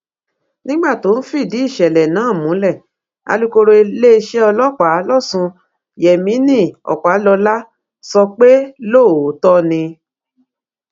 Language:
Yoruba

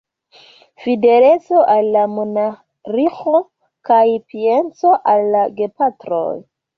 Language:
Esperanto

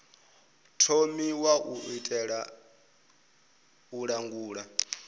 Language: Venda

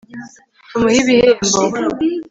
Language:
Kinyarwanda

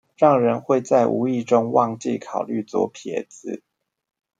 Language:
Chinese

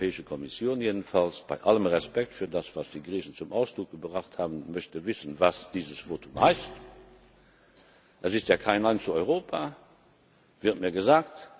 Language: German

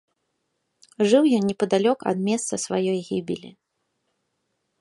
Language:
Belarusian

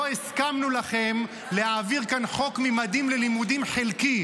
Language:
Hebrew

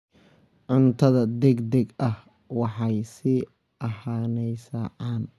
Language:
Somali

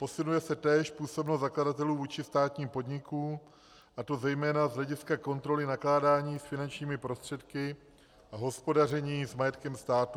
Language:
Czech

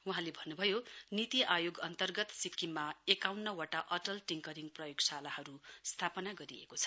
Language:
Nepali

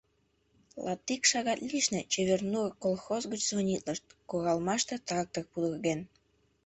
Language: Mari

